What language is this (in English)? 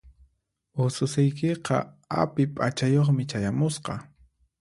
Puno Quechua